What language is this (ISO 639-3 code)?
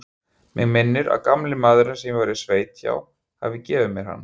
isl